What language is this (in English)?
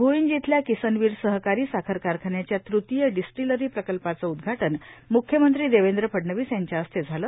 Marathi